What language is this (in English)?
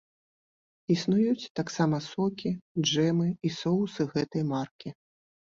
Belarusian